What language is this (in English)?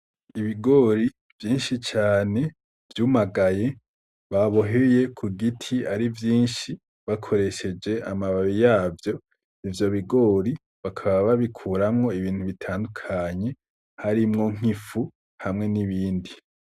Rundi